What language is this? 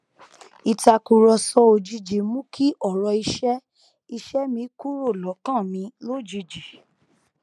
Yoruba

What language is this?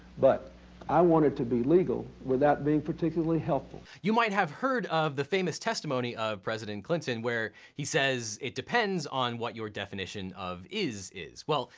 English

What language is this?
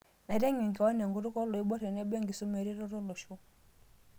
Masai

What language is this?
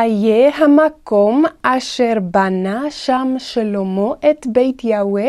Hebrew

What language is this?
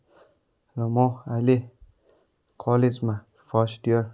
Nepali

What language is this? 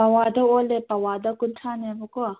Manipuri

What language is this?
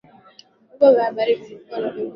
Swahili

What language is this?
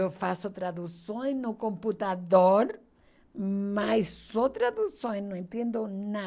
Portuguese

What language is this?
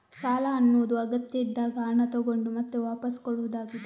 Kannada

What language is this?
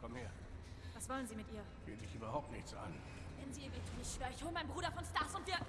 German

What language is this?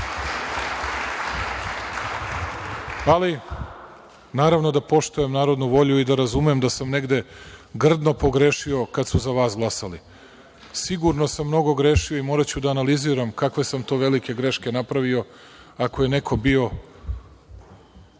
Serbian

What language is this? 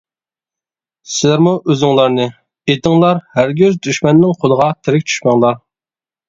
Uyghur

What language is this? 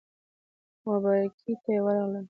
Pashto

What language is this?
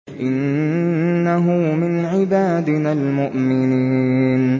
Arabic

